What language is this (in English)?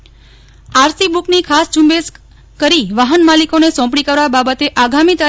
Gujarati